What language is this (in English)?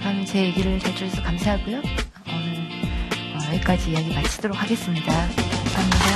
Korean